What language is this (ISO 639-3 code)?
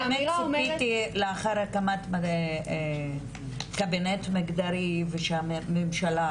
heb